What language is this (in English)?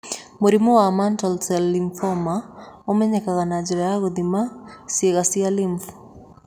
Kikuyu